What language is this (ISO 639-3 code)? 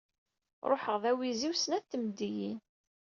kab